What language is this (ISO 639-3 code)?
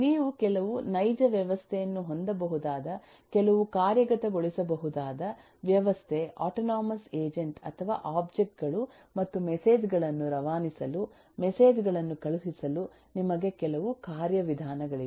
kan